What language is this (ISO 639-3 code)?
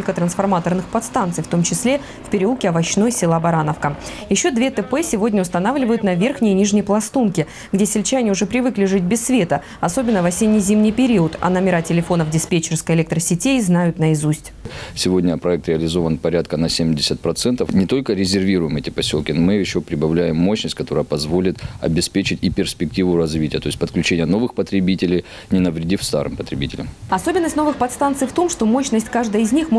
rus